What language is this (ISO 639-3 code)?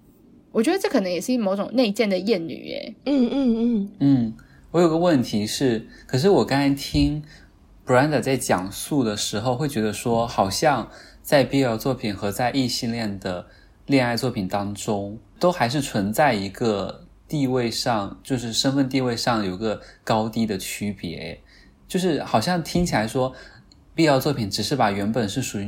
zho